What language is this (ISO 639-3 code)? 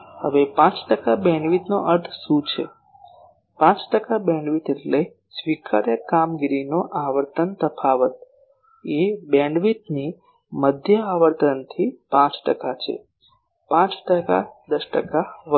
guj